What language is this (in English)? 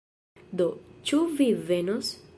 Esperanto